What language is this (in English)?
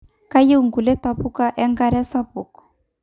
Masai